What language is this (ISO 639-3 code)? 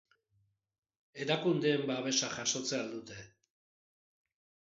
eus